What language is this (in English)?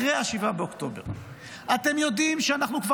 Hebrew